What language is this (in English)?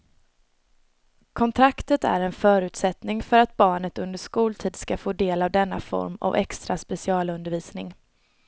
Swedish